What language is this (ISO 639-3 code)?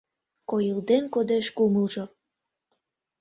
chm